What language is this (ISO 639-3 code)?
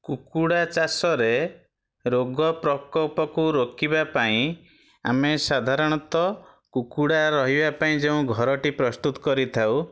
ori